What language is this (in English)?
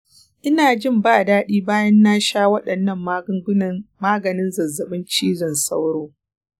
Hausa